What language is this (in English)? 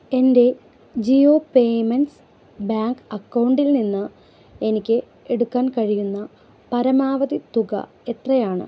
Malayalam